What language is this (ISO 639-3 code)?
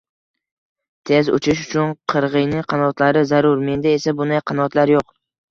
uzb